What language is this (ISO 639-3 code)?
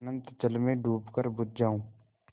hin